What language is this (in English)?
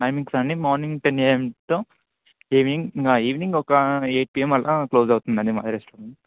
Telugu